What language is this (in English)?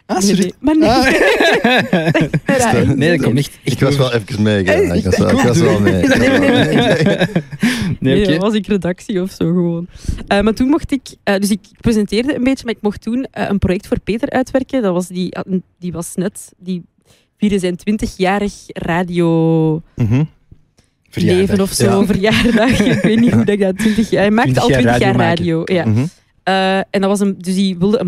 Dutch